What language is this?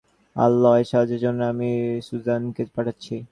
Bangla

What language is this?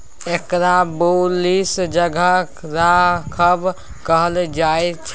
Maithili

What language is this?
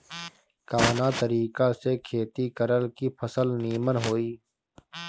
Bhojpuri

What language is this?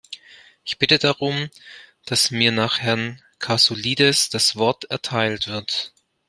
German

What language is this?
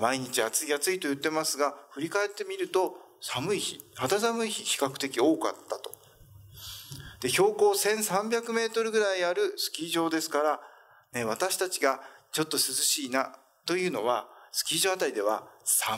Japanese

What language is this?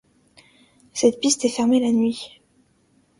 French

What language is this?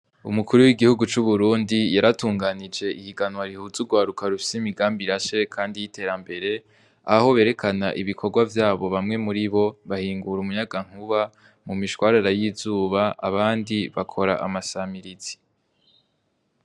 Rundi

